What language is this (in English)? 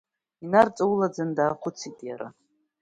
Abkhazian